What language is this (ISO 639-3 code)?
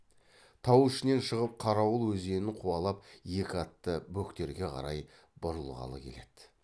kaz